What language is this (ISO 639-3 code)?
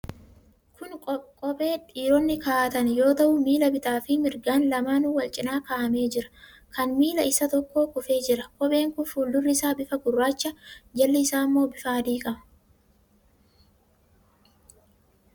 orm